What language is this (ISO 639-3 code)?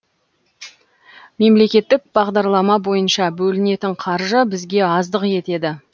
kaz